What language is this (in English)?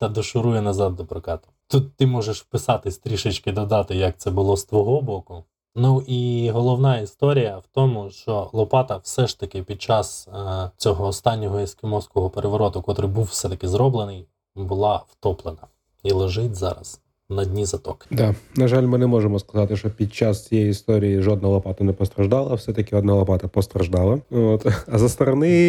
Ukrainian